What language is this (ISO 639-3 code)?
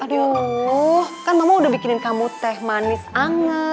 ind